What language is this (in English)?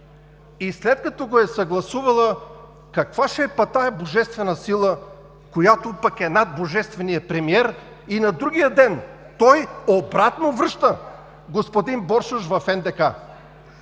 Bulgarian